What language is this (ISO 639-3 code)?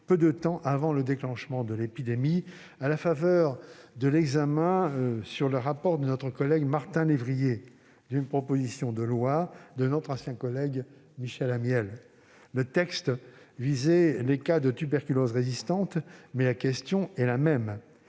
fra